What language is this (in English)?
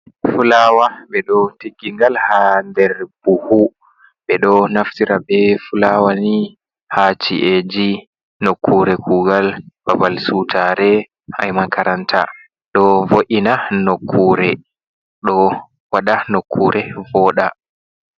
Fula